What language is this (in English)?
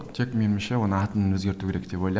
Kazakh